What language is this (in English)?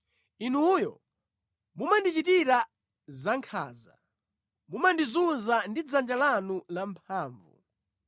Nyanja